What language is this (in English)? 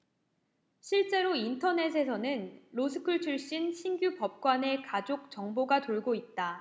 Korean